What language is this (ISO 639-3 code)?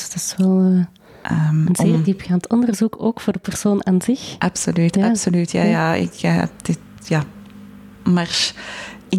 nld